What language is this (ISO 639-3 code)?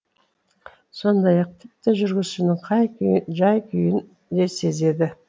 kaz